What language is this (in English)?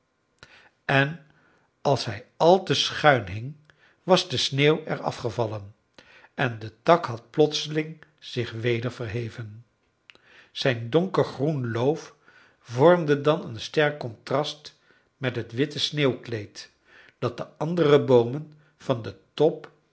Dutch